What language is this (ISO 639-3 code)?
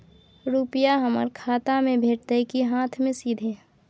mai